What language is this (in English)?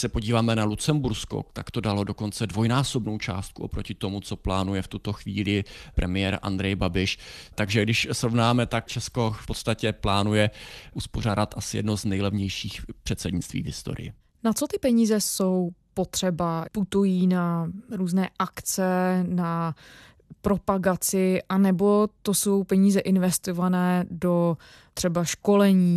Czech